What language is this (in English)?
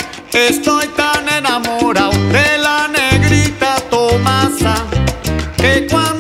Spanish